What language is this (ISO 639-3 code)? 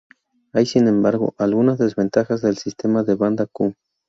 spa